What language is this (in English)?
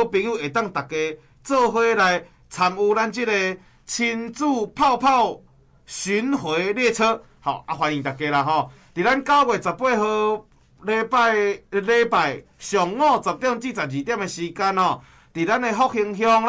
Chinese